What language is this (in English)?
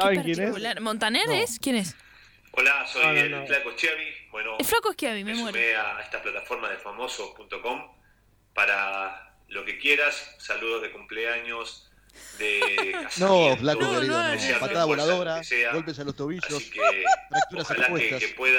Spanish